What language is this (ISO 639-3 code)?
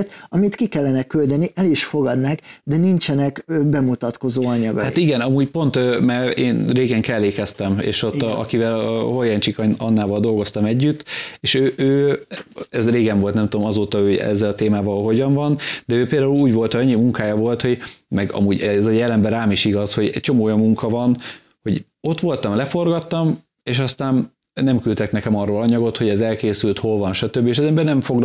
hun